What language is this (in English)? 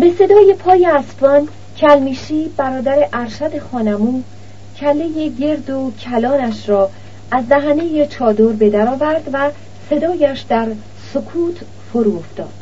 Persian